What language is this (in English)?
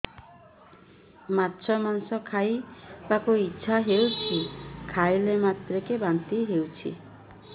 Odia